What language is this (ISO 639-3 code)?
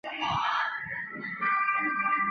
zho